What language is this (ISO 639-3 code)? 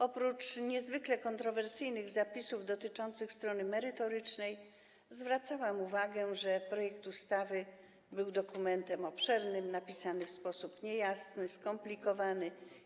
pol